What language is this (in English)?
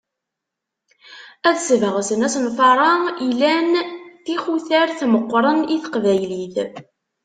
Kabyle